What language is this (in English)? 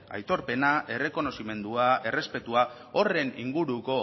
Basque